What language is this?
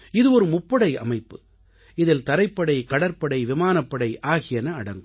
Tamil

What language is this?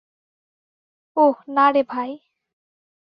Bangla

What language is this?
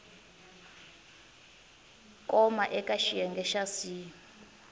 Tsonga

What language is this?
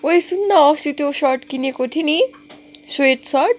Nepali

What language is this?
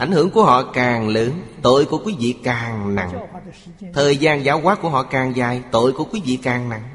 Vietnamese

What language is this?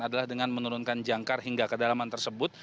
Indonesian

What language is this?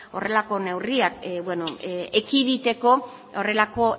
Basque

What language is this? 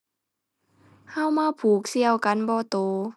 Thai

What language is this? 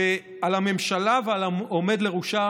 Hebrew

